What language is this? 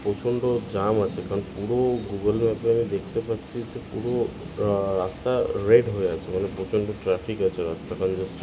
Bangla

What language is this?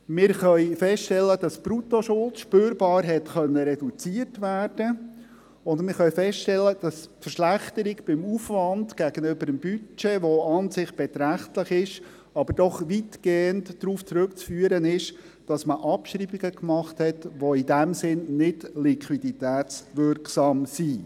Swiss German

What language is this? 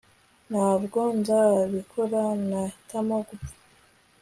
Kinyarwanda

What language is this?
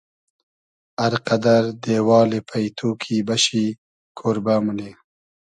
Hazaragi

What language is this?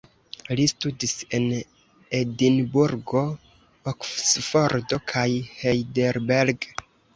Esperanto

